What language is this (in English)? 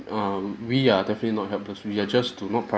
English